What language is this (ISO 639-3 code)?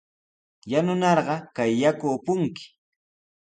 qws